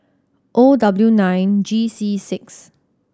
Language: English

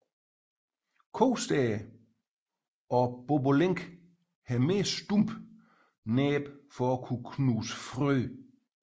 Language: Danish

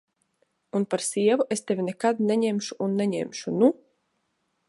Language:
Latvian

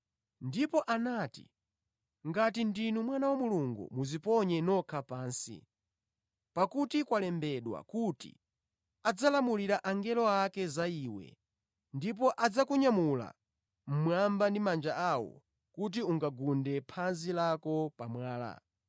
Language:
Nyanja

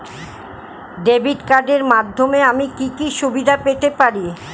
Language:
Bangla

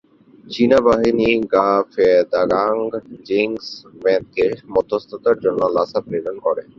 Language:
Bangla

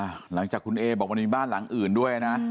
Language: Thai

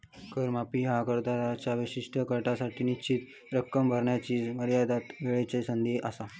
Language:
Marathi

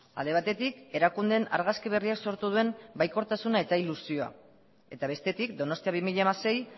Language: Basque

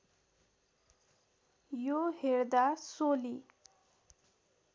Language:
Nepali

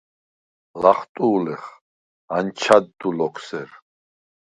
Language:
Svan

